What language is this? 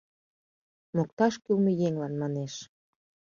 Mari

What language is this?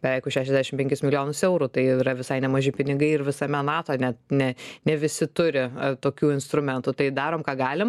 Lithuanian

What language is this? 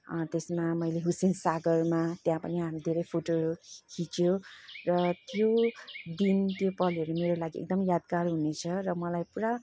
Nepali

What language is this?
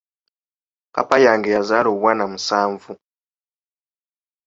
Ganda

